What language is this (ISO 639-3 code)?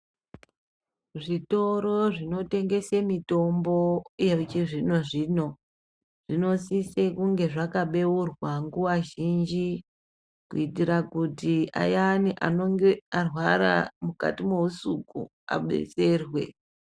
ndc